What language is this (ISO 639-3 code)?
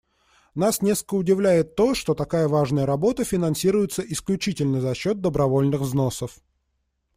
rus